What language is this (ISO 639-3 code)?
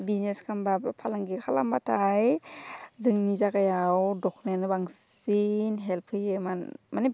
brx